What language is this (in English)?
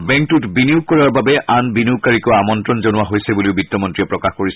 Assamese